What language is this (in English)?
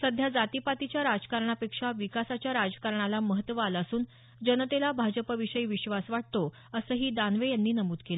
Marathi